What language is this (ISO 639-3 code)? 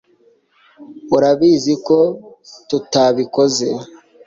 kin